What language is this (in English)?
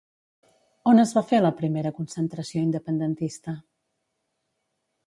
Catalan